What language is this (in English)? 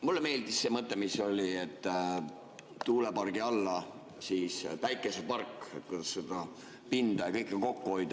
Estonian